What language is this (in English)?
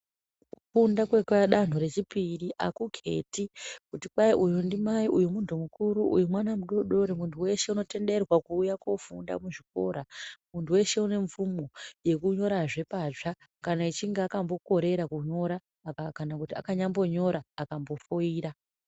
Ndau